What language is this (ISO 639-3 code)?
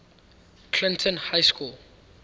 eng